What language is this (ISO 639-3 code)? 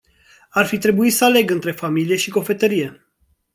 ron